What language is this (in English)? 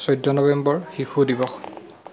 Assamese